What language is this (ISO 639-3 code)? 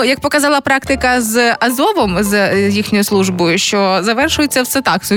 ukr